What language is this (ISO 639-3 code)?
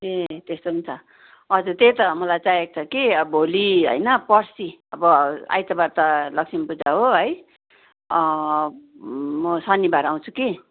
nep